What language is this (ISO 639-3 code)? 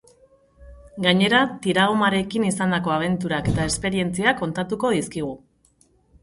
eus